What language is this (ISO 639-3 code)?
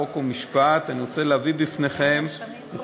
heb